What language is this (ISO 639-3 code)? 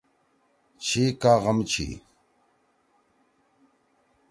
trw